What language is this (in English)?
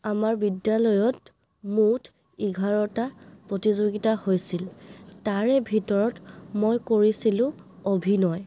Assamese